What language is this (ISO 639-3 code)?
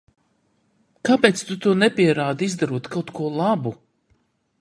lav